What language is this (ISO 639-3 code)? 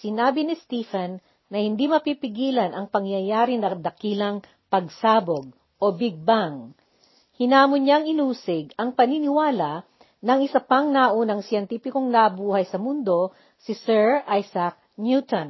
fil